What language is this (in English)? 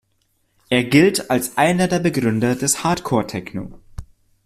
German